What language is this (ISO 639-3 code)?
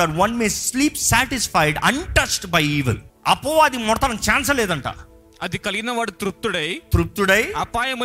tel